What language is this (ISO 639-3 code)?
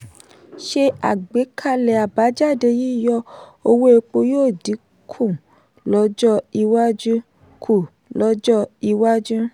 yor